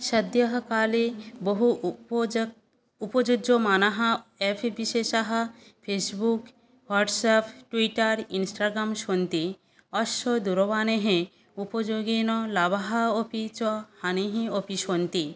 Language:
Sanskrit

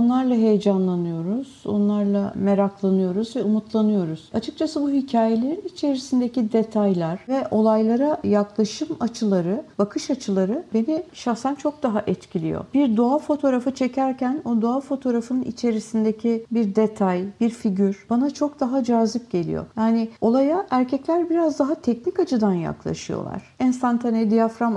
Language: Turkish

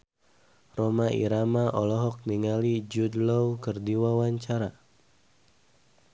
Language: Sundanese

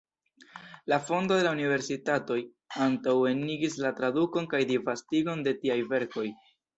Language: Esperanto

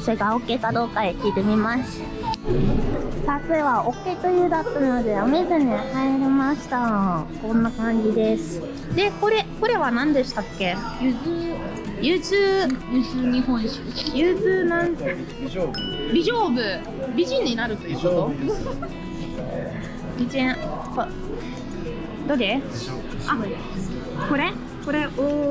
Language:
Japanese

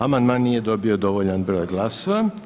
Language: Croatian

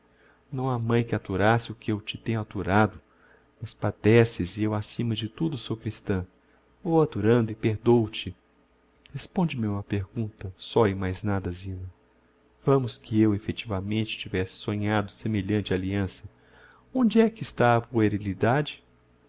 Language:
Portuguese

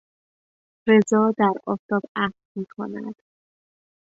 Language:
Persian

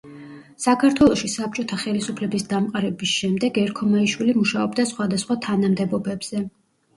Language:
Georgian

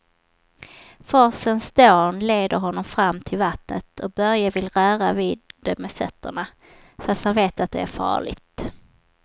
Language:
Swedish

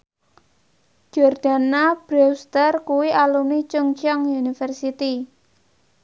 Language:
Javanese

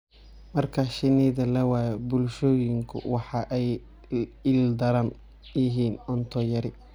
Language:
Somali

